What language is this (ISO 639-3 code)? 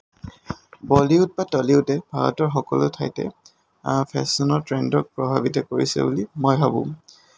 asm